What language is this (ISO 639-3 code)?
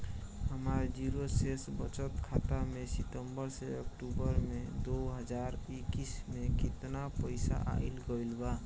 bho